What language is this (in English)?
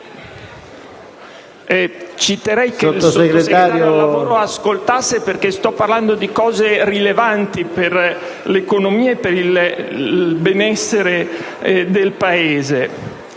Italian